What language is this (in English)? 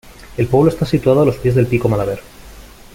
Spanish